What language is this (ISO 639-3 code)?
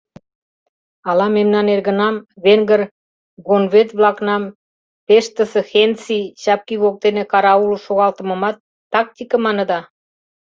chm